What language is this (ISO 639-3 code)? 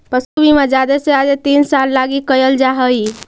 mag